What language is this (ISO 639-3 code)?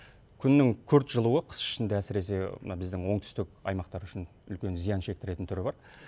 kaz